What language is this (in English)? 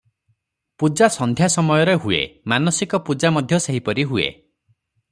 Odia